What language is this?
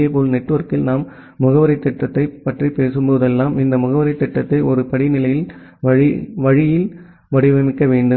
Tamil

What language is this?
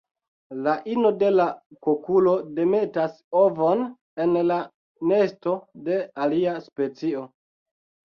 Esperanto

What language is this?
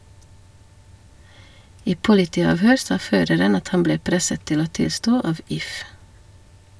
Norwegian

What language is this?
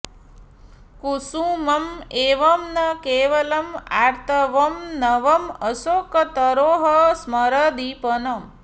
Sanskrit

